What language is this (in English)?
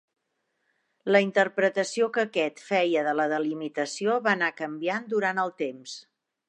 Catalan